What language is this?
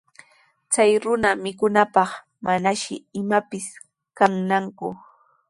Sihuas Ancash Quechua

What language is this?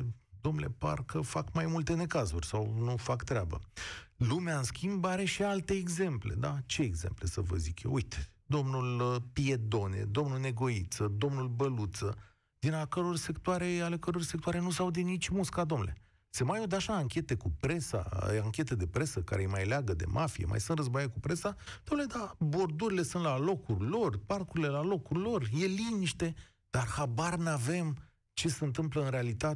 Romanian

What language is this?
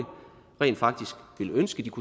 Danish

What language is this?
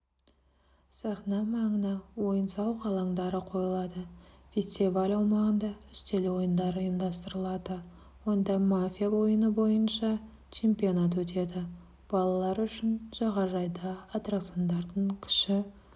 Kazakh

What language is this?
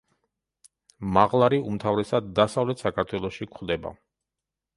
Georgian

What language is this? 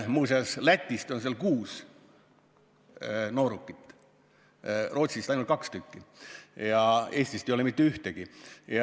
Estonian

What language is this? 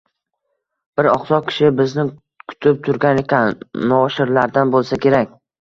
Uzbek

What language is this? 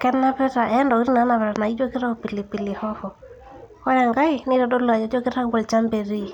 Masai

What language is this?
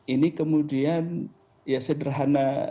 Indonesian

